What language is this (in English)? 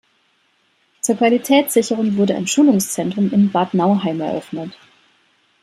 German